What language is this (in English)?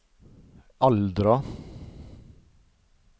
Norwegian